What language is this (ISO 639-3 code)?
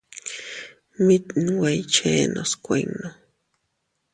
cut